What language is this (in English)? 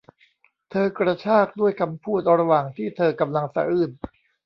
Thai